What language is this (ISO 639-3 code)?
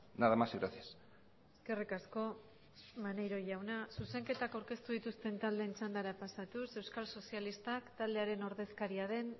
eus